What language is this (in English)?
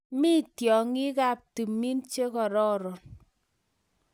Kalenjin